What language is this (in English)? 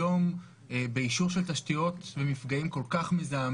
Hebrew